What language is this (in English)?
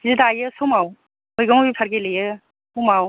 Bodo